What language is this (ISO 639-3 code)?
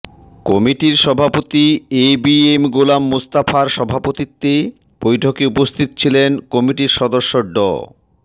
ben